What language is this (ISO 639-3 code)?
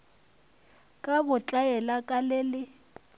nso